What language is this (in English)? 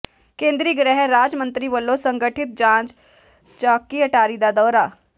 Punjabi